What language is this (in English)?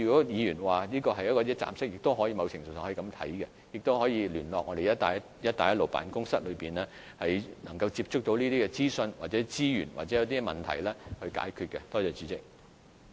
Cantonese